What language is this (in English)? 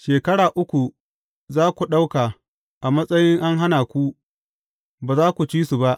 Hausa